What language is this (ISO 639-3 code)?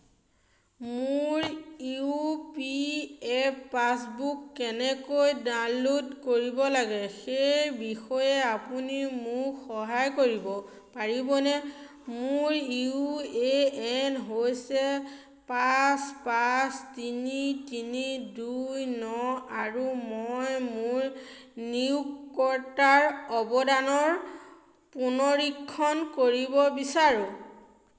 asm